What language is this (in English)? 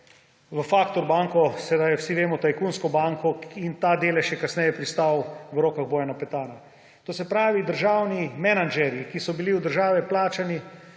Slovenian